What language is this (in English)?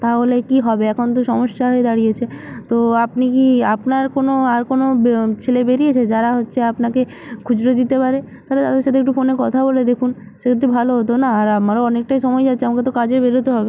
Bangla